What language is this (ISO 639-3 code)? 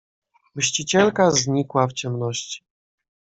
pol